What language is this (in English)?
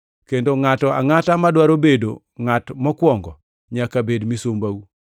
Luo (Kenya and Tanzania)